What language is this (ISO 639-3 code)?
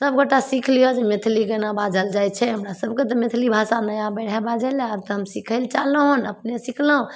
mai